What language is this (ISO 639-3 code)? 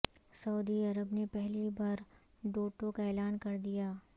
urd